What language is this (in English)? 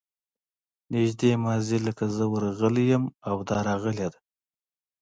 Pashto